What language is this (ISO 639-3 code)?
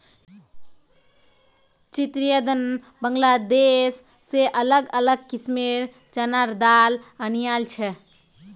mag